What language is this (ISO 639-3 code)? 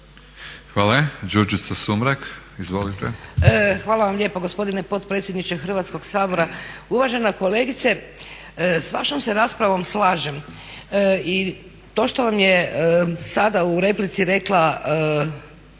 hrv